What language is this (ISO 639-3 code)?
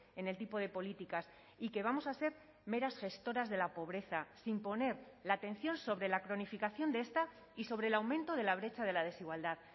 spa